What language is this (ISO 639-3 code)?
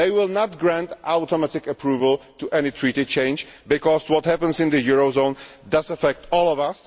eng